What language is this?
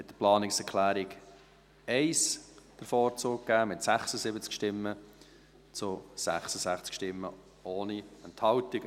Swiss German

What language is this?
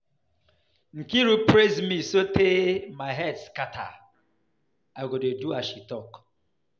Nigerian Pidgin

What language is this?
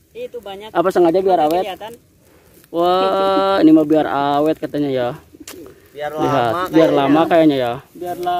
Indonesian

